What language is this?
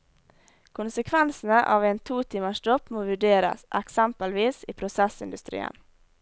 Norwegian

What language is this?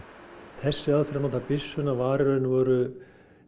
Icelandic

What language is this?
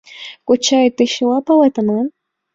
Mari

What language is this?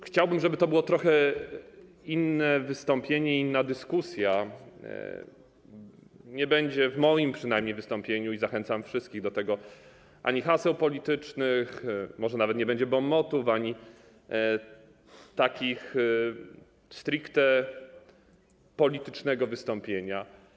Polish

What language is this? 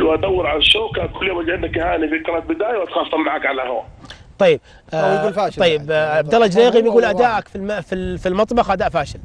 Arabic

